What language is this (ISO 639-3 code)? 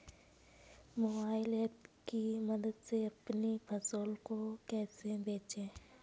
hin